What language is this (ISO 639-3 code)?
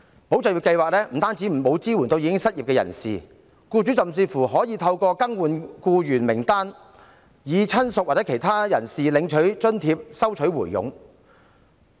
yue